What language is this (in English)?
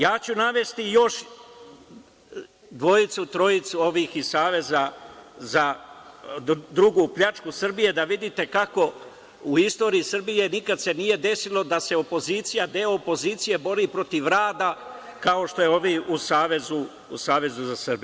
Serbian